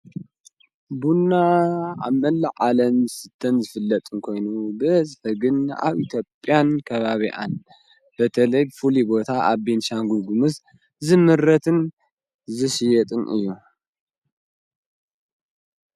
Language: Tigrinya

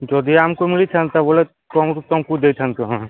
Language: Odia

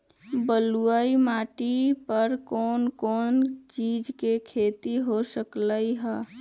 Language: Magahi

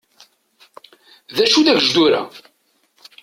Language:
Kabyle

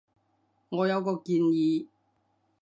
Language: Cantonese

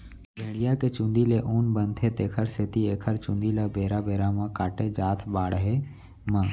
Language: Chhattisgarhi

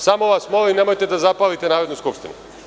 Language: Serbian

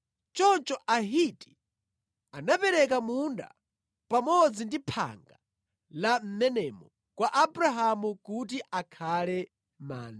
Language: Nyanja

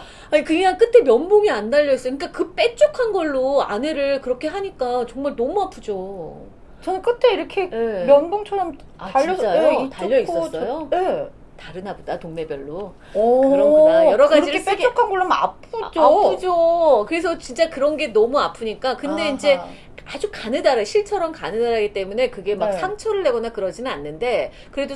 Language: Korean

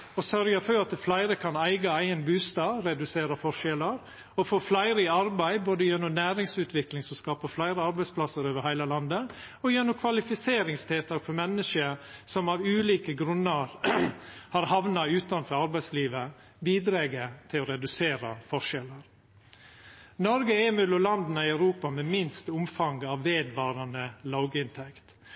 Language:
Norwegian Nynorsk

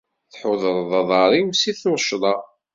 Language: Kabyle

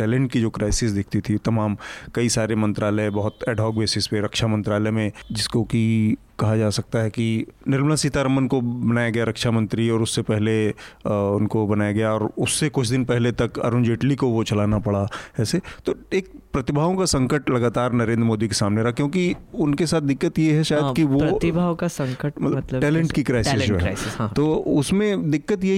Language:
Hindi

